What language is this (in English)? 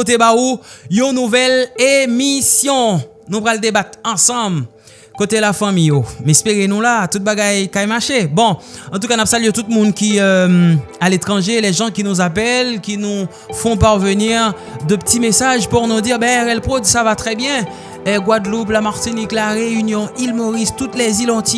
French